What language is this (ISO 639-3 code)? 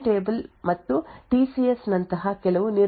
kan